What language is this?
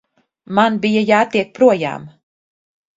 Latvian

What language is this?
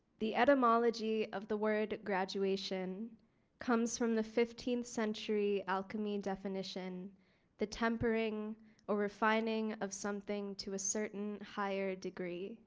English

